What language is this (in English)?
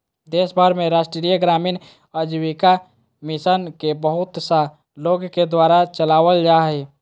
Magahi